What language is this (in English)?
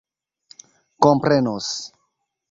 Esperanto